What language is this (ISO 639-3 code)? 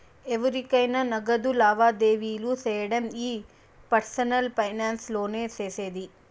tel